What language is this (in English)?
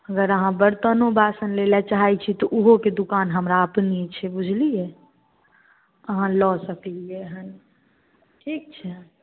Maithili